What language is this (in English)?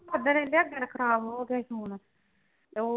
Punjabi